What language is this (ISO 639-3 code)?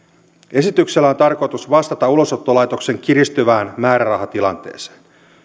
fin